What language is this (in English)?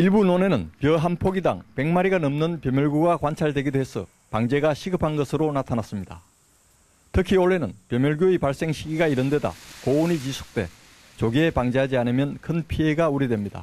Korean